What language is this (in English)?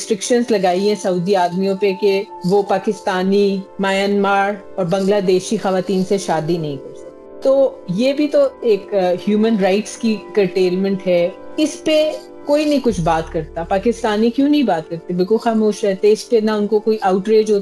Urdu